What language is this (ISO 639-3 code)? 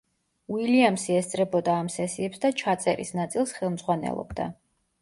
kat